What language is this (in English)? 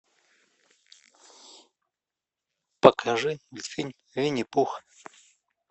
Russian